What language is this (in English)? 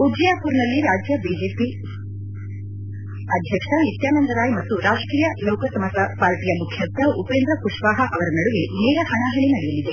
Kannada